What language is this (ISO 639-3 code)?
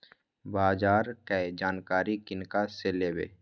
mai